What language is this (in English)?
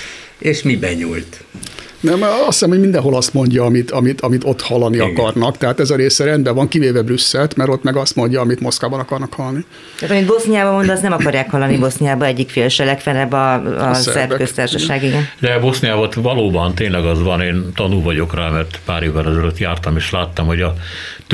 Hungarian